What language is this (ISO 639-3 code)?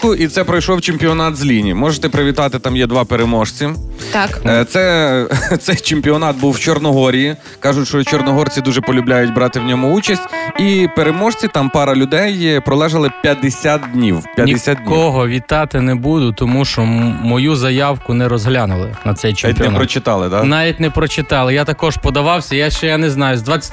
ukr